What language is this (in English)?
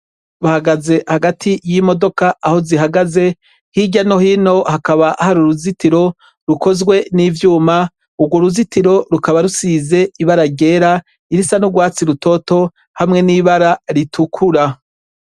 Rundi